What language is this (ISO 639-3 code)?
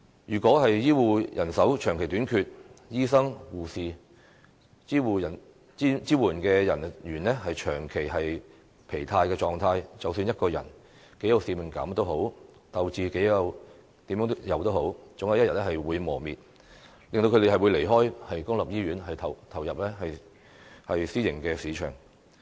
yue